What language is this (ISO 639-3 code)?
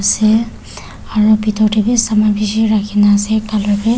nag